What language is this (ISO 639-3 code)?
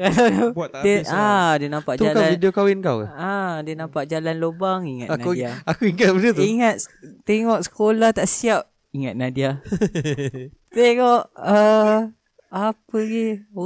msa